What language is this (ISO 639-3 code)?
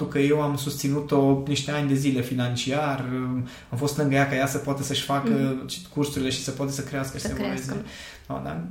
ron